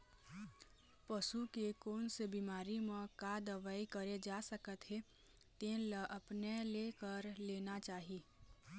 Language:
Chhattisgarhi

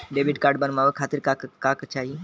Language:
Bhojpuri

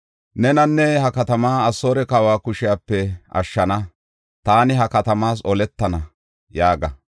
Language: Gofa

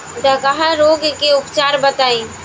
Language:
Bhojpuri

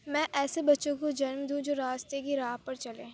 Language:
Urdu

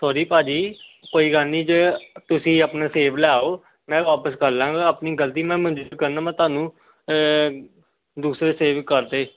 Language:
Punjabi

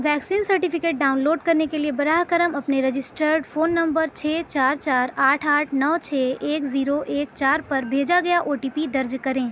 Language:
Urdu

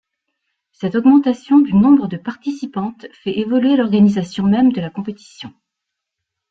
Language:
French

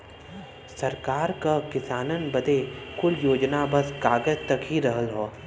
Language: Bhojpuri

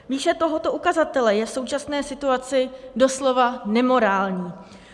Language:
Czech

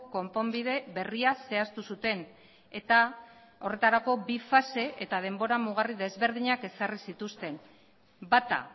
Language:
Basque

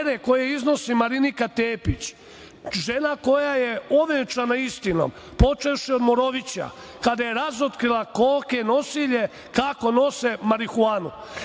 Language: Serbian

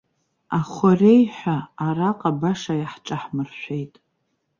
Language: Abkhazian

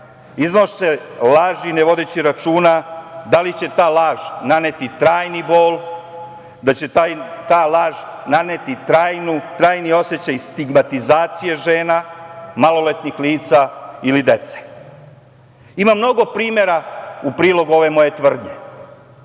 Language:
Serbian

